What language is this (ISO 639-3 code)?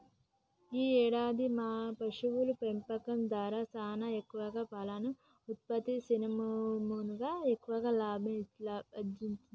tel